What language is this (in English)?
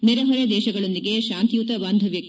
Kannada